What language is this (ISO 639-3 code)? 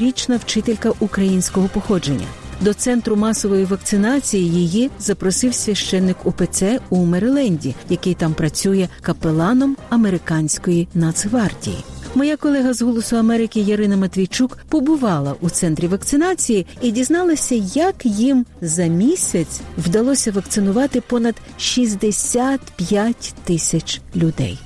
ukr